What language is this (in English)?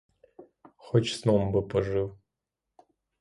Ukrainian